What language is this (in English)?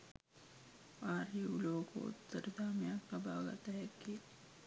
Sinhala